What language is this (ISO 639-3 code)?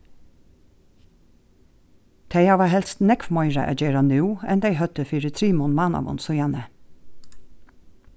fao